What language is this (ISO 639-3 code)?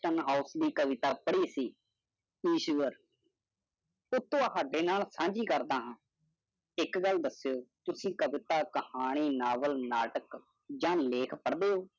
pan